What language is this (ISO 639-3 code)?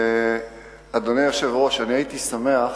heb